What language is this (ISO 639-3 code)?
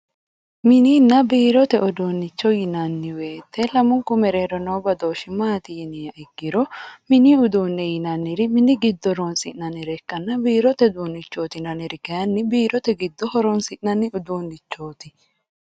sid